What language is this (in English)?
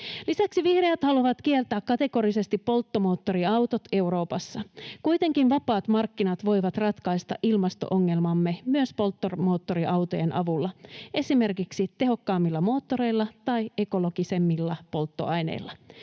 Finnish